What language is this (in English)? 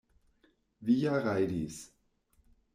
Esperanto